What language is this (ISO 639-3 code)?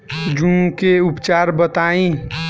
bho